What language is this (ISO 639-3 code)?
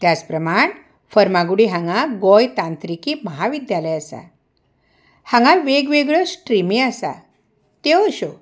kok